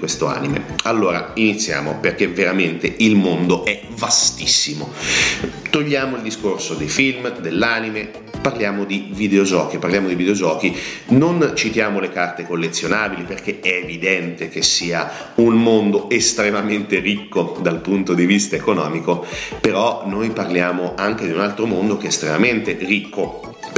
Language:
Italian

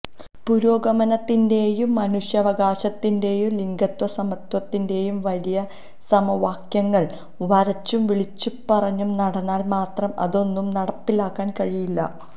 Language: Malayalam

